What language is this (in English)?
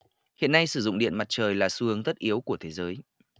Vietnamese